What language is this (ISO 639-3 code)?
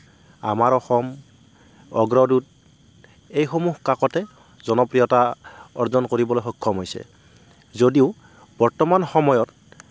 asm